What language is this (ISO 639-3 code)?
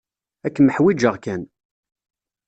kab